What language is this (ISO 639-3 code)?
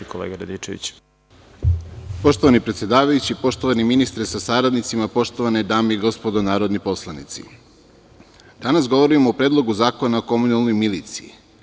srp